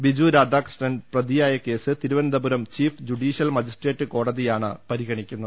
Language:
Malayalam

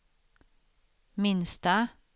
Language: Swedish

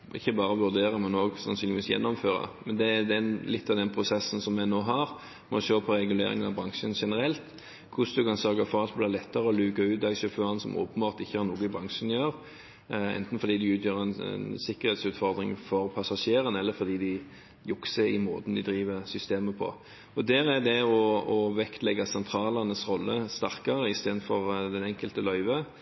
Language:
Norwegian Bokmål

